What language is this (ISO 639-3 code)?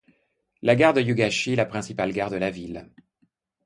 fra